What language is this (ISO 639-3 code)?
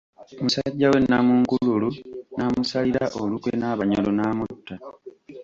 lug